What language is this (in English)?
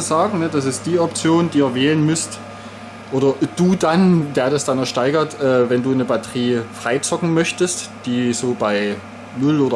German